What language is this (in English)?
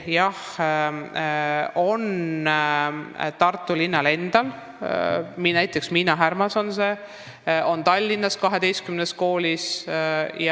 Estonian